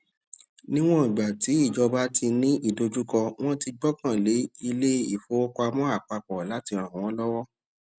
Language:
Yoruba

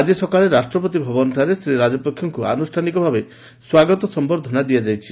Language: Odia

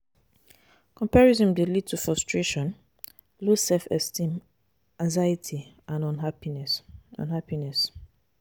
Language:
Nigerian Pidgin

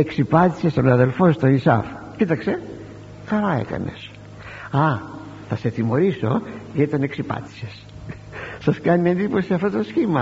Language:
Greek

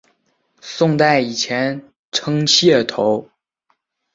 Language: Chinese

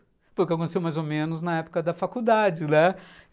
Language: Portuguese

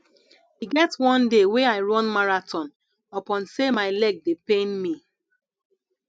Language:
Nigerian Pidgin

